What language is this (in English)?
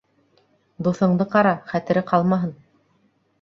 Bashkir